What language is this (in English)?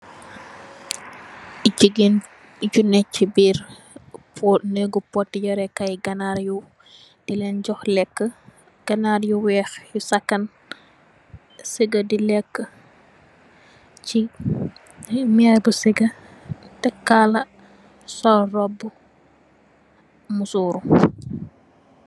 Wolof